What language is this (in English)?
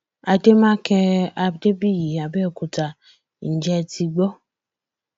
Yoruba